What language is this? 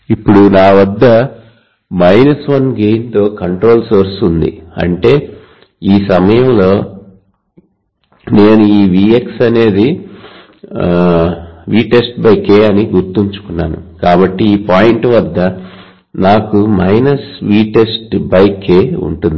Telugu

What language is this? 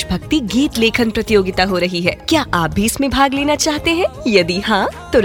Kannada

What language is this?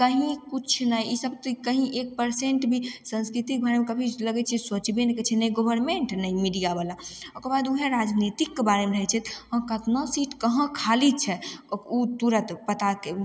Maithili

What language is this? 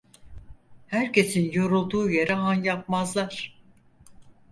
Turkish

